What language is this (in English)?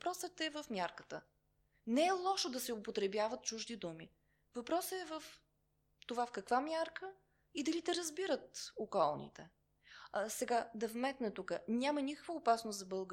Bulgarian